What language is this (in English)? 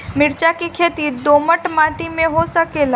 Bhojpuri